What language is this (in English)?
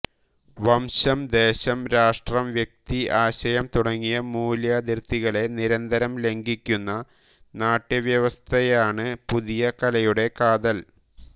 Malayalam